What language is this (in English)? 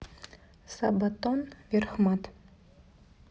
Russian